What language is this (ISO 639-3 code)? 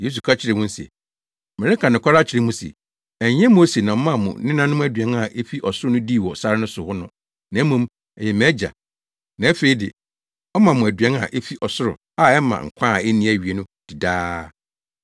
aka